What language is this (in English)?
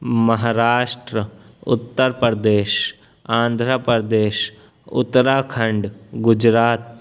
Urdu